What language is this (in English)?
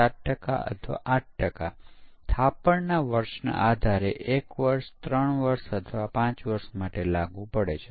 Gujarati